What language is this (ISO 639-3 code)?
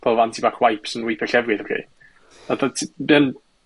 cym